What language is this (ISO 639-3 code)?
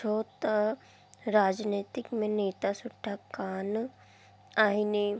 snd